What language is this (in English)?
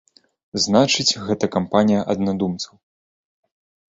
Belarusian